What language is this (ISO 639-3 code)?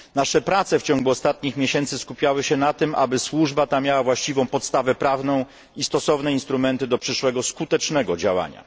pol